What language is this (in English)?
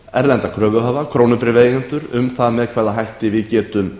Icelandic